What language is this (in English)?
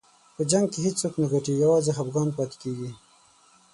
Pashto